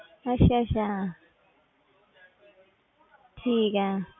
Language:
Punjabi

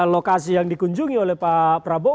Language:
Indonesian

